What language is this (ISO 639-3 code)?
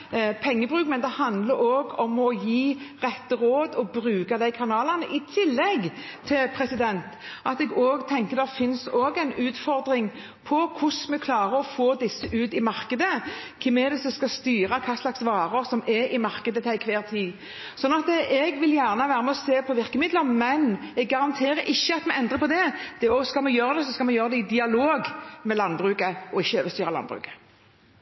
nor